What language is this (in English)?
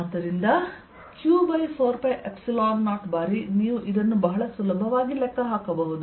Kannada